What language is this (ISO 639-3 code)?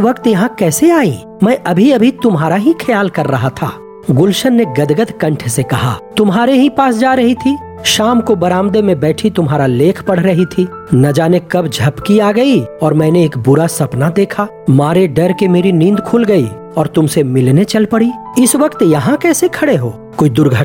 hin